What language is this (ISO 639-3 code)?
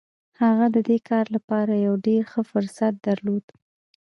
pus